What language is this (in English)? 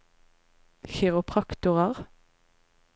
Norwegian